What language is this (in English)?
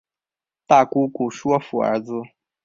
Chinese